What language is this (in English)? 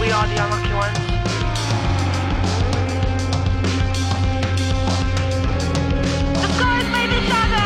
Chinese